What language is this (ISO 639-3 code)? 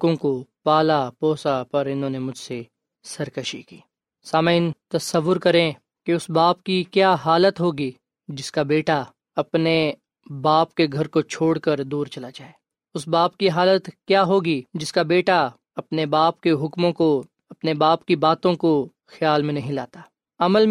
urd